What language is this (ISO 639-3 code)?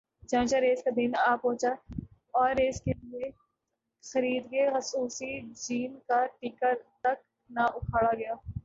urd